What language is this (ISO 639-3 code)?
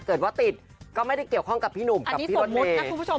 tha